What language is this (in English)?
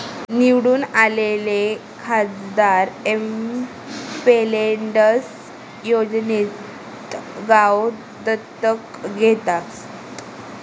Marathi